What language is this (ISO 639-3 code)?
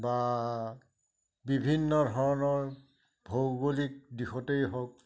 asm